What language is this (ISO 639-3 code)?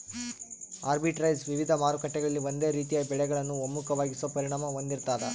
kan